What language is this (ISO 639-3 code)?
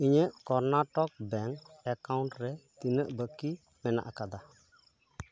sat